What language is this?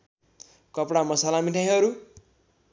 Nepali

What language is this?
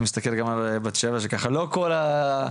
Hebrew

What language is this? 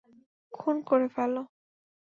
Bangla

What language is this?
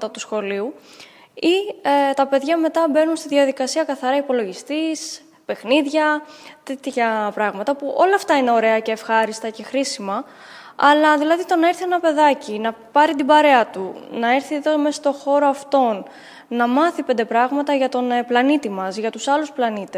Greek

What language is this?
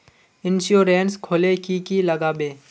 Magahi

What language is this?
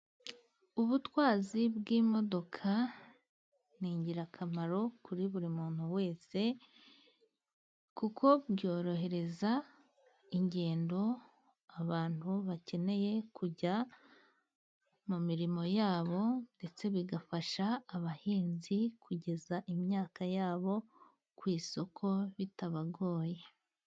Kinyarwanda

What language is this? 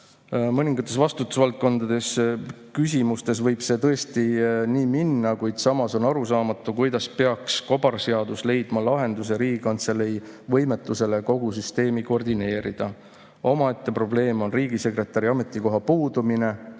Estonian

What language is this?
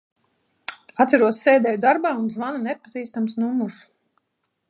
Latvian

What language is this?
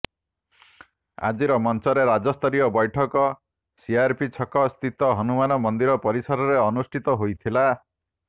Odia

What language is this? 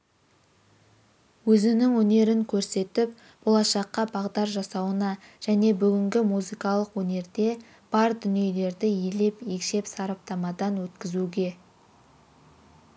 Kazakh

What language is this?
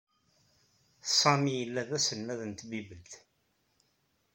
Kabyle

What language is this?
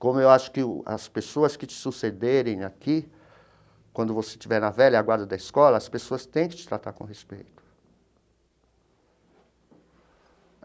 Portuguese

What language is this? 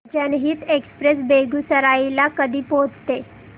Marathi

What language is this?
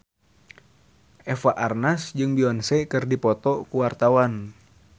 Sundanese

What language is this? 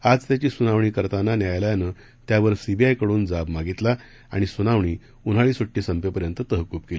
Marathi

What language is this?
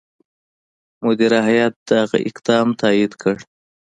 Pashto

